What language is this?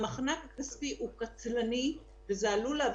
Hebrew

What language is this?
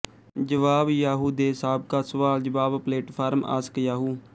Punjabi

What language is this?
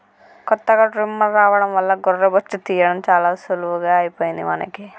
Telugu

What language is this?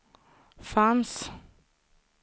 Swedish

